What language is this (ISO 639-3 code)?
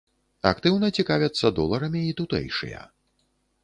bel